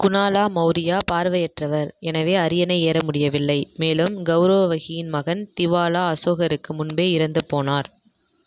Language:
Tamil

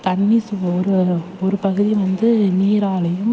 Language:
Tamil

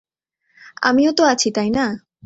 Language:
Bangla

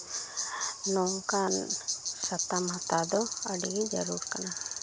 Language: Santali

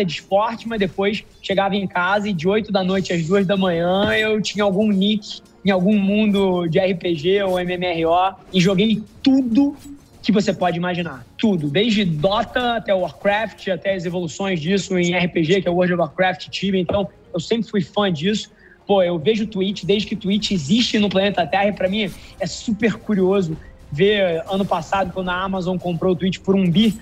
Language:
Portuguese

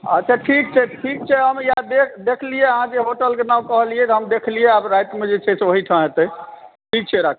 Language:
Maithili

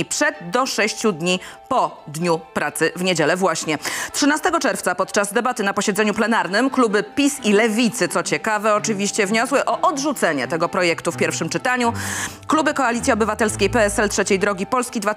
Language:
Polish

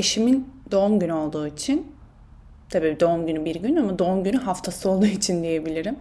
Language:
Turkish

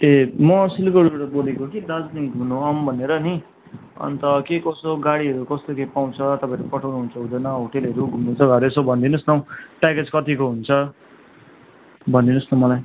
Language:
Nepali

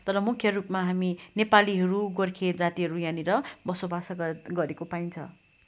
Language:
Nepali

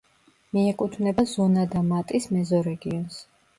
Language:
Georgian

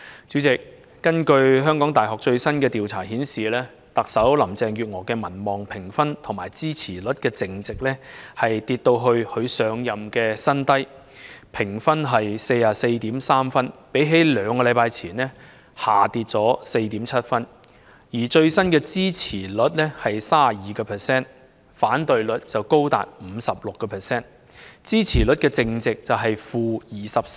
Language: Cantonese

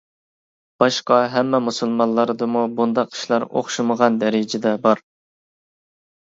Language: Uyghur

